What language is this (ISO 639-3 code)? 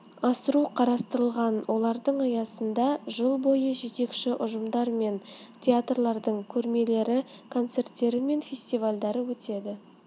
kaz